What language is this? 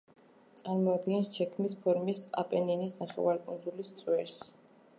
Georgian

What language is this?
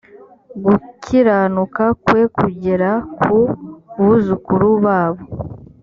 Kinyarwanda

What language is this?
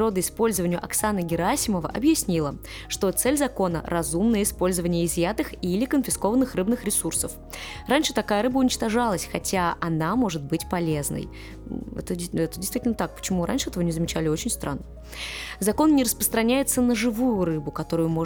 Russian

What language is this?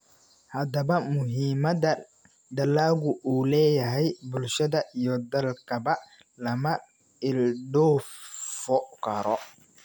Somali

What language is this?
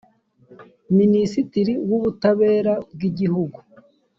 Kinyarwanda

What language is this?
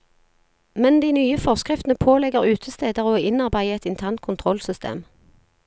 Norwegian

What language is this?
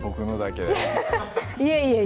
Japanese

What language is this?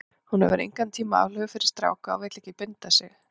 Icelandic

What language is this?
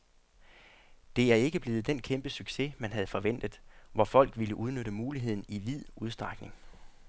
Danish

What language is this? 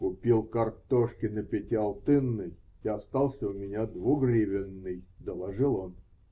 Russian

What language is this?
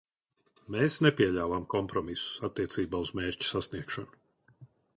Latvian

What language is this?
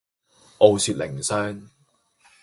Cantonese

